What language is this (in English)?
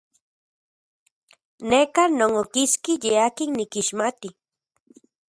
Central Puebla Nahuatl